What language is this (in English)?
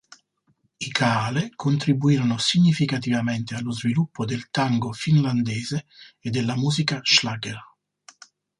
Italian